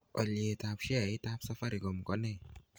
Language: Kalenjin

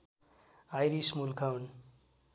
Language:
Nepali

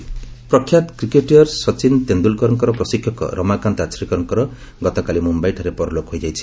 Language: Odia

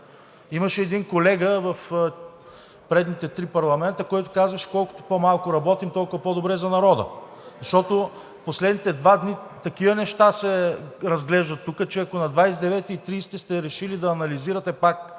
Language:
Bulgarian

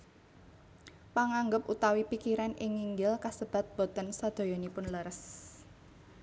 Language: Javanese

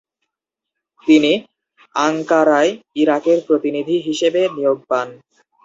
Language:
Bangla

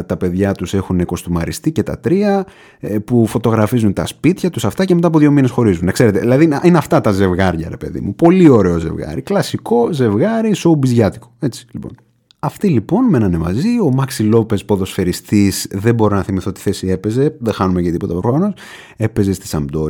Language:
Greek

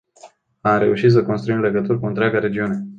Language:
Romanian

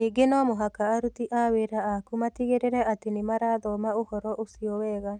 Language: Kikuyu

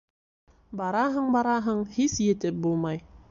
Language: Bashkir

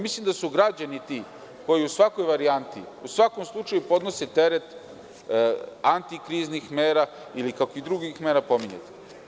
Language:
Serbian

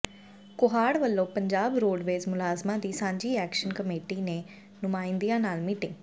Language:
Punjabi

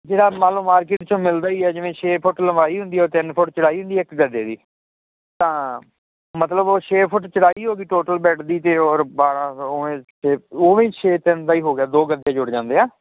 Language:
Punjabi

